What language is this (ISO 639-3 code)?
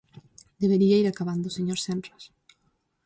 glg